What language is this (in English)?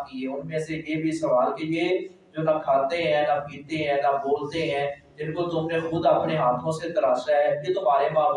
Urdu